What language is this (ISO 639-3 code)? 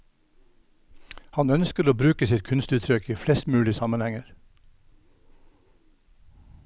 nor